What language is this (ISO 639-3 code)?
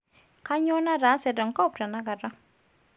mas